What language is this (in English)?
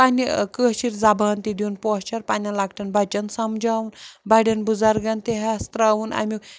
Kashmiri